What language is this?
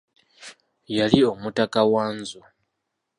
Ganda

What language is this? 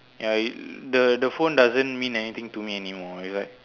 English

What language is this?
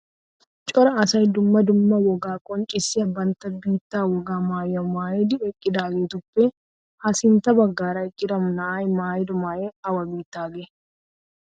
Wolaytta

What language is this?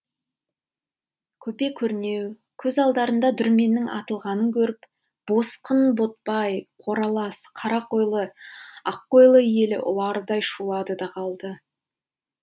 Kazakh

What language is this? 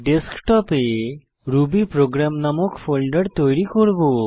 Bangla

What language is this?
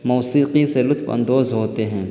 Urdu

